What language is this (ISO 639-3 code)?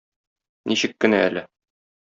tat